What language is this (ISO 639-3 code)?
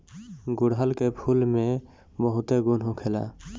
bho